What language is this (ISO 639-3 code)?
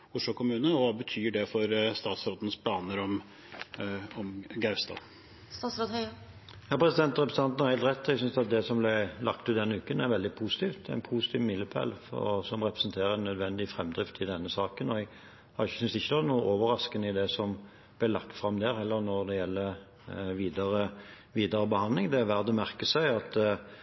nob